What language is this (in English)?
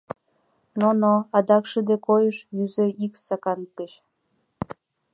Mari